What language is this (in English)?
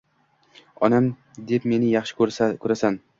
Uzbek